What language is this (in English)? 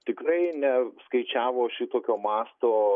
Lithuanian